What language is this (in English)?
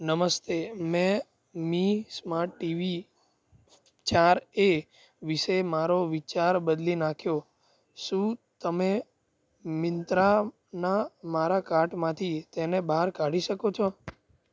Gujarati